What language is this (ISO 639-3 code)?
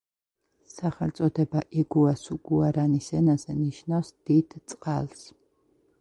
kat